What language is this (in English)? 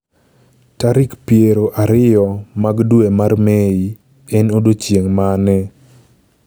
Luo (Kenya and Tanzania)